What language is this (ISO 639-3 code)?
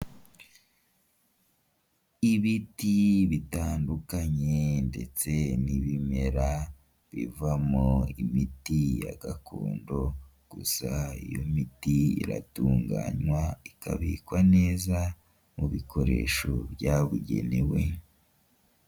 kin